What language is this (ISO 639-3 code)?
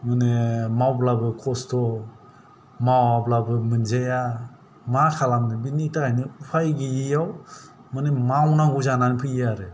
brx